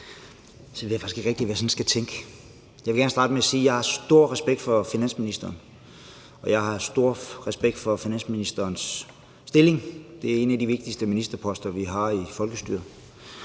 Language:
Danish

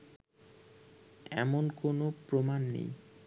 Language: Bangla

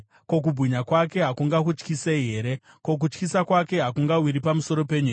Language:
Shona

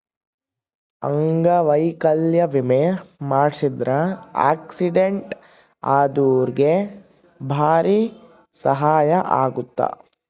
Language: Kannada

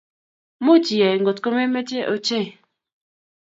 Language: Kalenjin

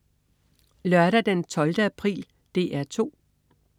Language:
Danish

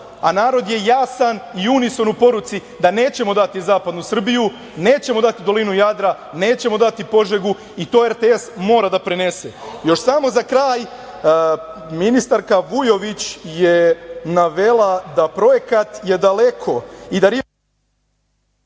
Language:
Serbian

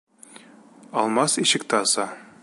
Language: Bashkir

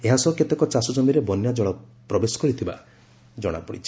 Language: Odia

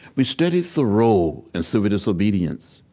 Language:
English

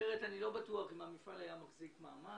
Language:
Hebrew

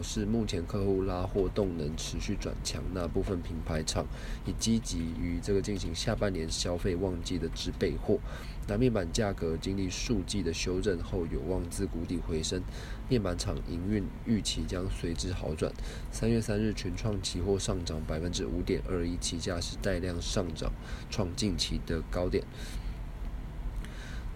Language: Chinese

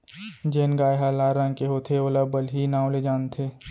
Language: Chhattisgarhi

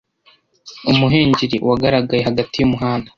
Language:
Kinyarwanda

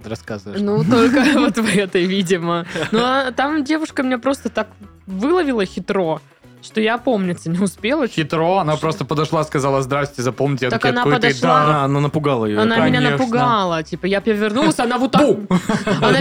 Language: Russian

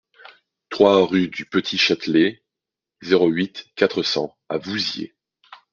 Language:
French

